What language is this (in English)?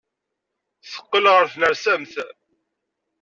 Kabyle